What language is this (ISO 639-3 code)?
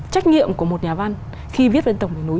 vie